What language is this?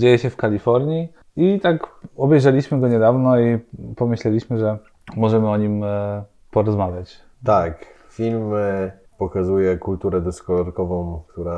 Polish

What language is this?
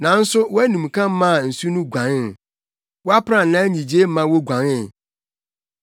Akan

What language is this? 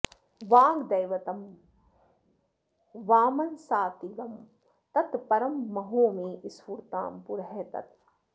Sanskrit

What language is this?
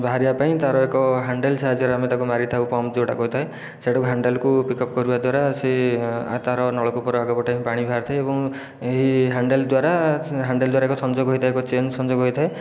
Odia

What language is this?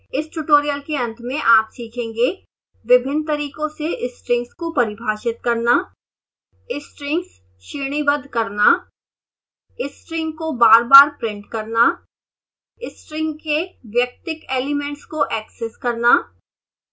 Hindi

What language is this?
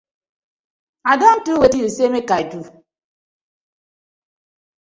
Nigerian Pidgin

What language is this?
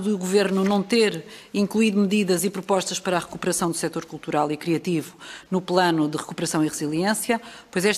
Portuguese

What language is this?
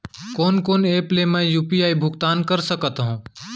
Chhattisgarhi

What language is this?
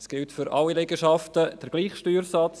Swiss German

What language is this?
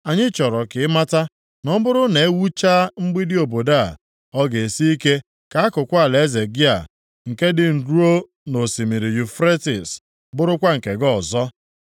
Igbo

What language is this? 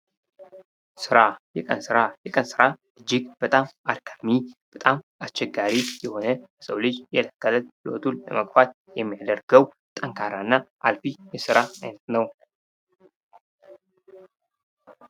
Amharic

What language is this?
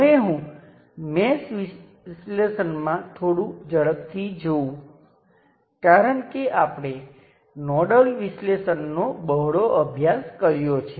Gujarati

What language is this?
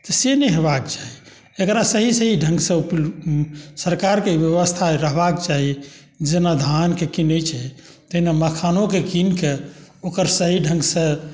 Maithili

